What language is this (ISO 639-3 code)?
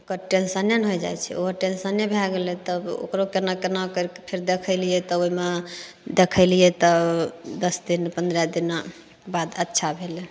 mai